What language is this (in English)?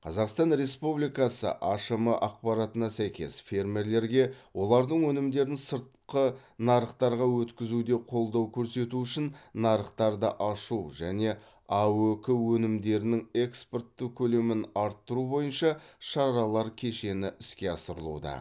Kazakh